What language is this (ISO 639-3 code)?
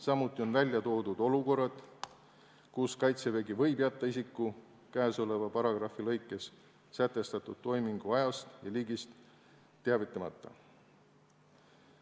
est